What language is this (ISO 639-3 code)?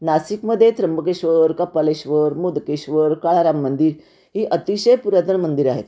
mar